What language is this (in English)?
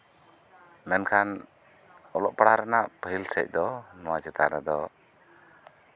Santali